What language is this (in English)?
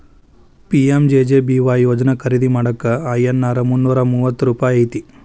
Kannada